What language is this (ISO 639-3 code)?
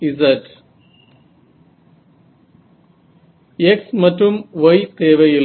tam